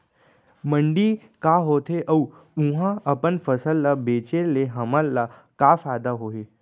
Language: Chhattisgarhi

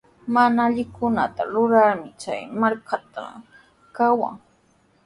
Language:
Sihuas Ancash Quechua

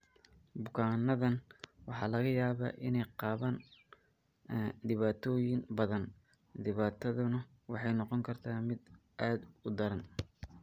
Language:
Somali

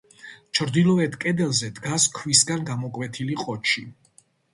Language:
Georgian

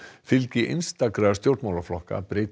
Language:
Icelandic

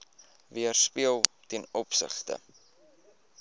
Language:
Afrikaans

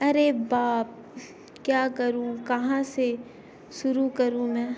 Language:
Urdu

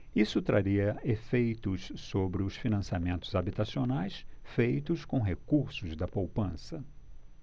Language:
Portuguese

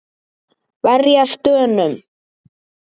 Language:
Icelandic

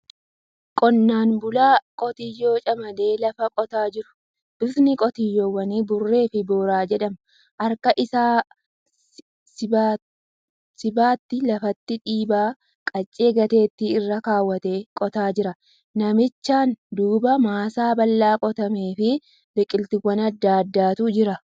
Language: Oromo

